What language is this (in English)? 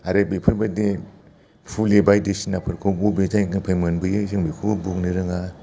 Bodo